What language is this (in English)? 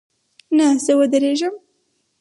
Pashto